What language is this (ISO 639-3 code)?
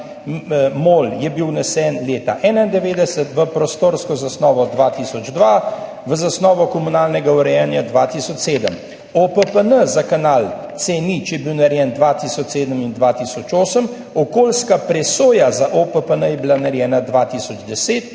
slv